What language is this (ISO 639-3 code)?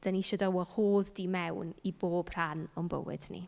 cym